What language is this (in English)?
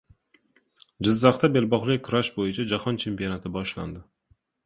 Uzbek